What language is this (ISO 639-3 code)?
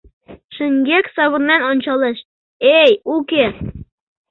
chm